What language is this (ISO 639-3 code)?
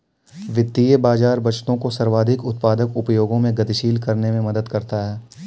hin